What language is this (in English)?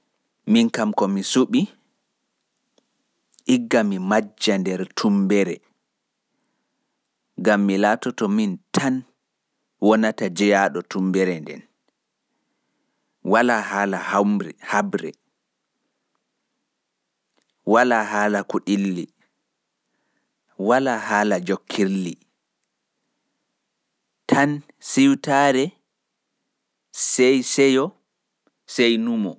Pular